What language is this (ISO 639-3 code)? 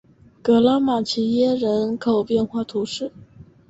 zho